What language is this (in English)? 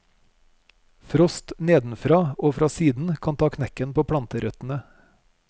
Norwegian